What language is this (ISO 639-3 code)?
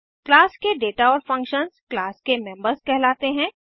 hin